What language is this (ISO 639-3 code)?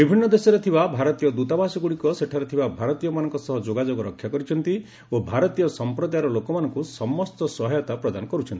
ori